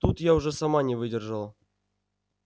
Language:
Russian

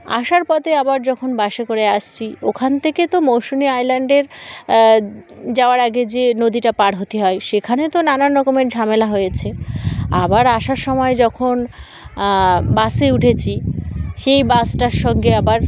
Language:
Bangla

